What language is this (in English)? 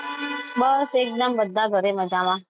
Gujarati